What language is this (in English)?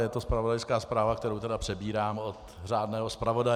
Czech